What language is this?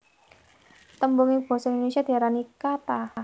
Javanese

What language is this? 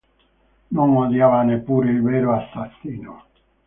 Italian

